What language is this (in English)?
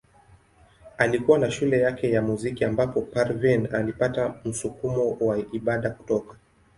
Swahili